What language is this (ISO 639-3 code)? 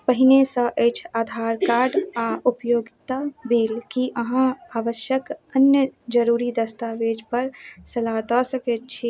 mai